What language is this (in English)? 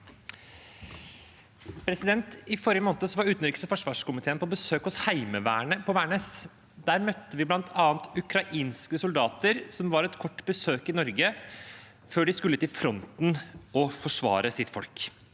Norwegian